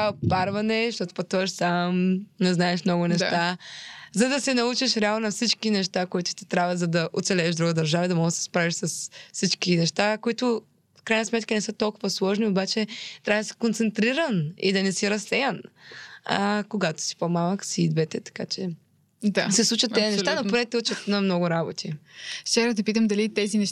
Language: Bulgarian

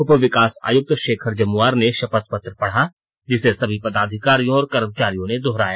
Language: Hindi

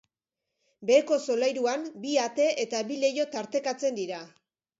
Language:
Basque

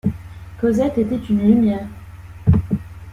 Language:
French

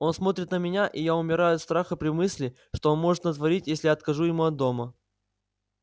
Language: Russian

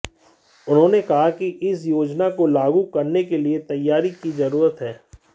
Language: Hindi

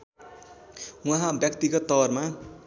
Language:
Nepali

